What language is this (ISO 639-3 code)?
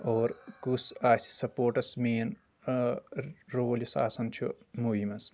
kas